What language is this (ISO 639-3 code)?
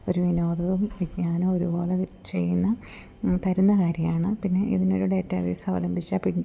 mal